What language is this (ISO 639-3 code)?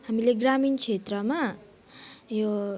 nep